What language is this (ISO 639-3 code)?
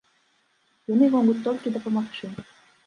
bel